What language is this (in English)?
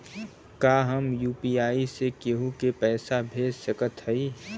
Bhojpuri